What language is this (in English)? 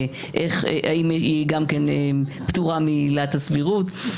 Hebrew